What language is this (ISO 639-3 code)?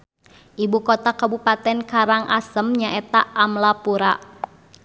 sun